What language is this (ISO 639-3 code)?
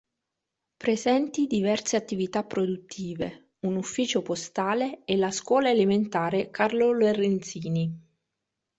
ita